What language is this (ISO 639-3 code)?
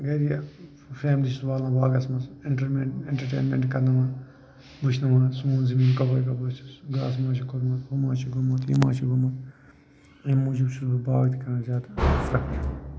kas